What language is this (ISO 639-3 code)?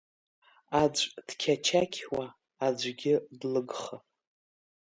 abk